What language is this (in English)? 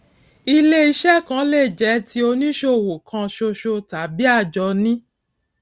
Yoruba